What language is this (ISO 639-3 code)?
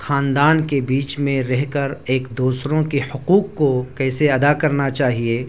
urd